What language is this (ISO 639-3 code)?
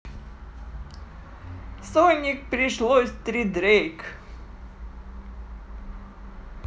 rus